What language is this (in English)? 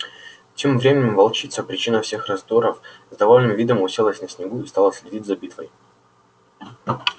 Russian